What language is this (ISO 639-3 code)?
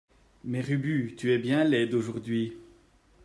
fra